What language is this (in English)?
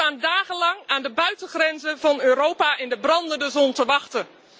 Dutch